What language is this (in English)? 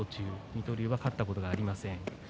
Japanese